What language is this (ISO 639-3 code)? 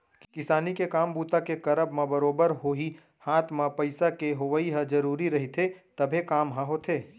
hne